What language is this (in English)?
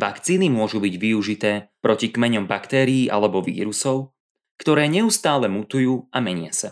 Slovak